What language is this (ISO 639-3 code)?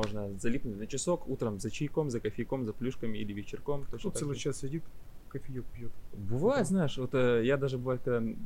rus